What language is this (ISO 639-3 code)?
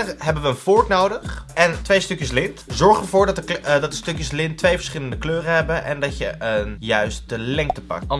nld